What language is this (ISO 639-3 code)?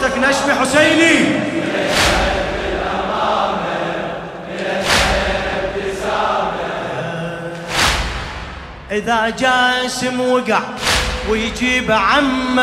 ara